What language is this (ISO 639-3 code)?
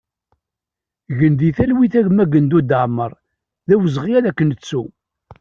kab